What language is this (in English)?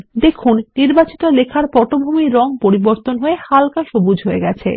Bangla